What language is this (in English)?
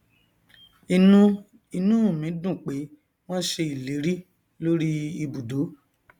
Yoruba